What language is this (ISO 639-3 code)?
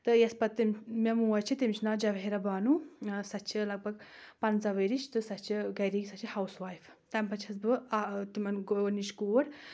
kas